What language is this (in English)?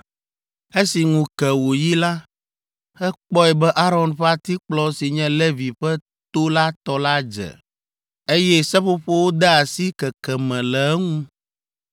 Ewe